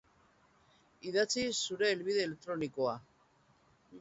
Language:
Basque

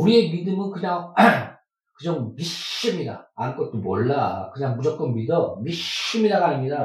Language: Korean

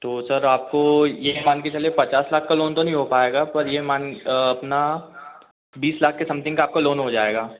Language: Hindi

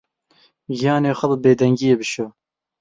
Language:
Kurdish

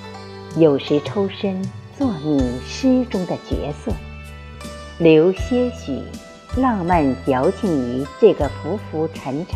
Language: Chinese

